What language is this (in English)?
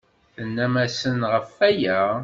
Kabyle